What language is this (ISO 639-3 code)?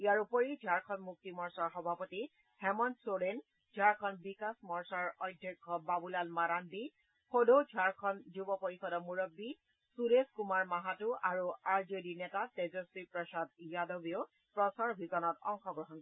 asm